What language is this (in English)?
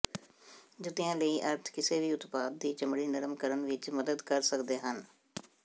Punjabi